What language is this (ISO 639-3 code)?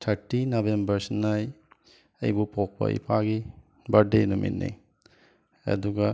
mni